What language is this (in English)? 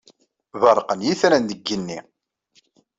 Kabyle